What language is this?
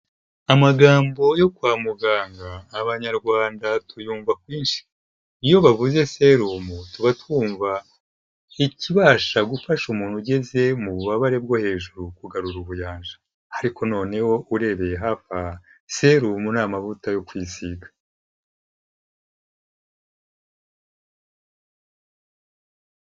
Kinyarwanda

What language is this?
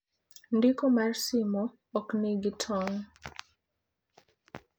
Luo (Kenya and Tanzania)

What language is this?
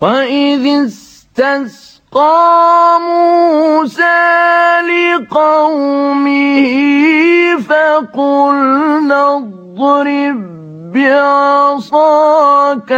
Arabic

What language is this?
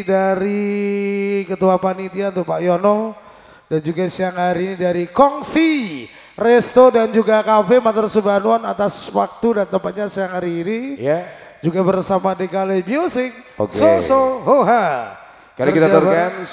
Indonesian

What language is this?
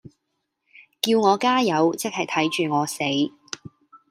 Cantonese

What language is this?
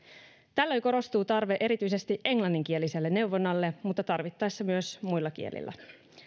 Finnish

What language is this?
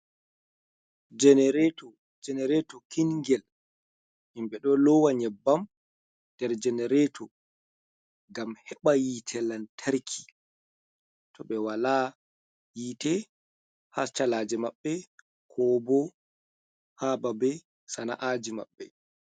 Fula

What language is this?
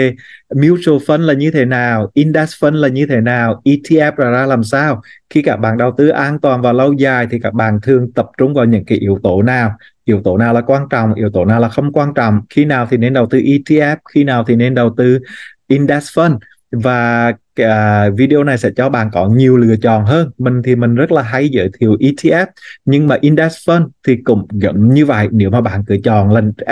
Vietnamese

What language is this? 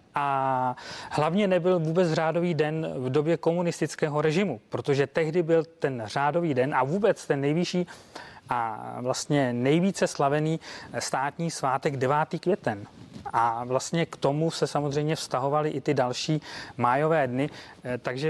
Czech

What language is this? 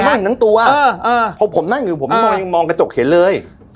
Thai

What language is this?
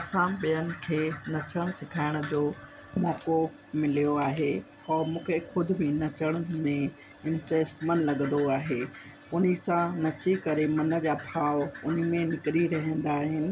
Sindhi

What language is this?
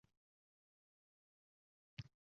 Uzbek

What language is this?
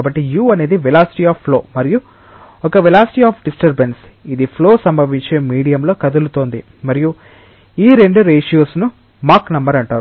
Telugu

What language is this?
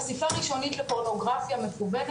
Hebrew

